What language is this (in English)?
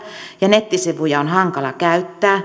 Finnish